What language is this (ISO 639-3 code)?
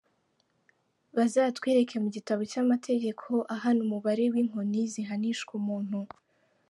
kin